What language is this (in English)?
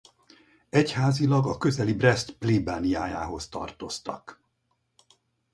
Hungarian